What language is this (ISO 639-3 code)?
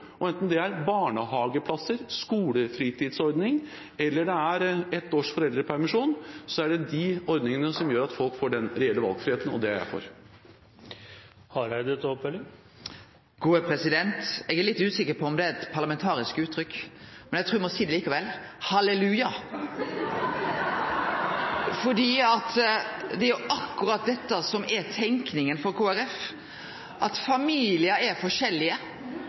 nor